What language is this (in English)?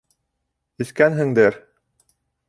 Bashkir